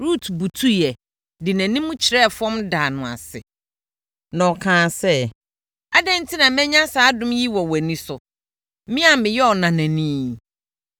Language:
Akan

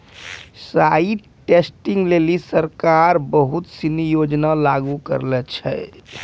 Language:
Maithili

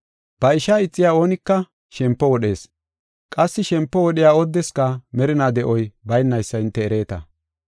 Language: Gofa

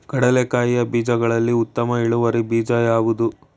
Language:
Kannada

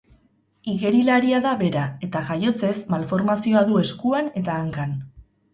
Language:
Basque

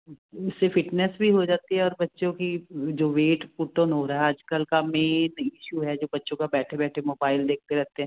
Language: Punjabi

